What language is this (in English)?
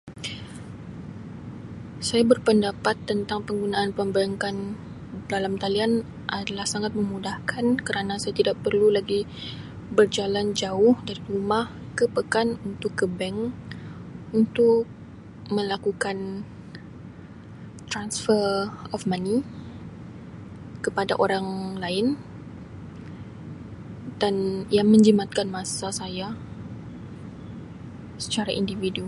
Sabah Malay